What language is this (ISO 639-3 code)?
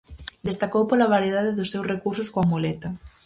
glg